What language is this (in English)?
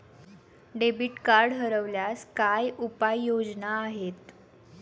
Marathi